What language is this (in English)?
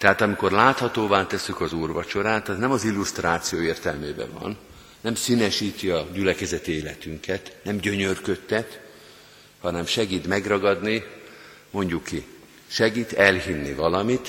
Hungarian